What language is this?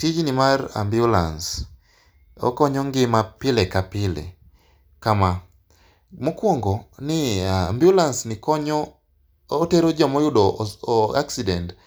Luo (Kenya and Tanzania)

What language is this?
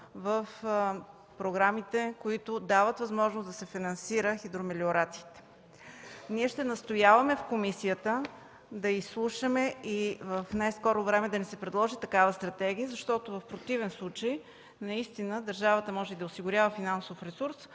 Bulgarian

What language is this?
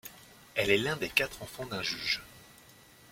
French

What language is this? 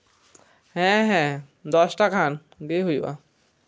Santali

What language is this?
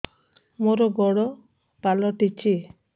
Odia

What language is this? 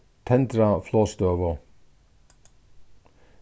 Faroese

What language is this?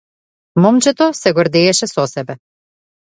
Macedonian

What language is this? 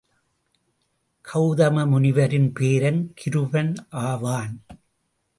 Tamil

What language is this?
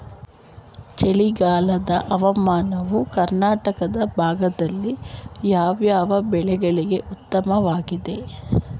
Kannada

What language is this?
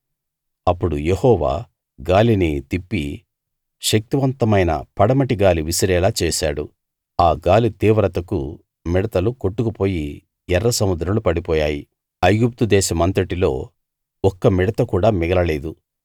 Telugu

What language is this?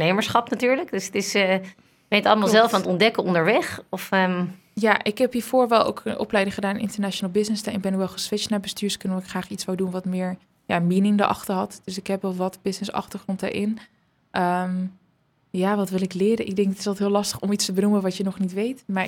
Dutch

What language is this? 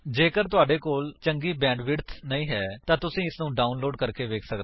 Punjabi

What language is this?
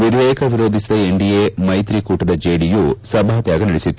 Kannada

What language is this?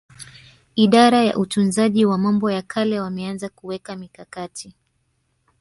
Swahili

